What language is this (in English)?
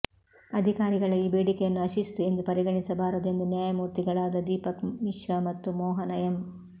Kannada